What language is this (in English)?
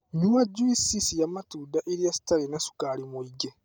Kikuyu